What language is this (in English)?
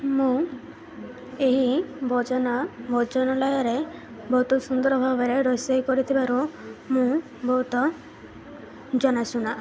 Odia